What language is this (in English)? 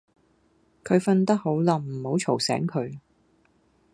Cantonese